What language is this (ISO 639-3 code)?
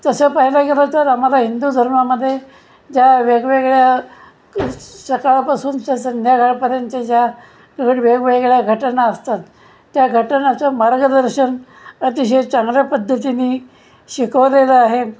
mar